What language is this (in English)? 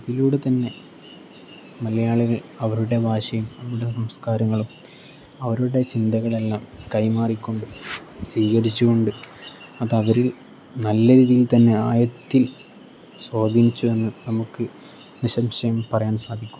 Malayalam